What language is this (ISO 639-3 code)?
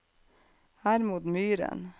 nor